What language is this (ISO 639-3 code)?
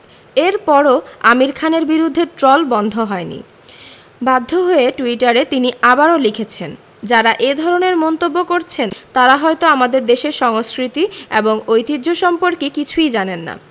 ben